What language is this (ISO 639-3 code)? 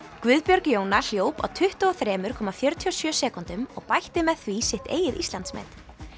isl